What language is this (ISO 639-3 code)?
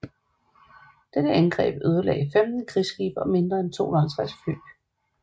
dan